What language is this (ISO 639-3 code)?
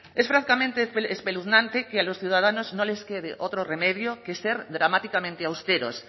spa